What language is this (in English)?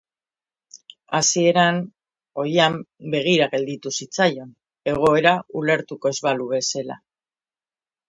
Basque